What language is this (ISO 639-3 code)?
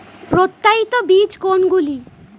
ben